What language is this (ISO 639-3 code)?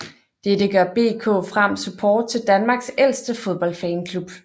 dan